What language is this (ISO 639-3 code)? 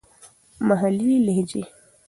pus